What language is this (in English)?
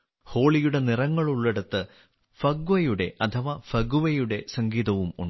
Malayalam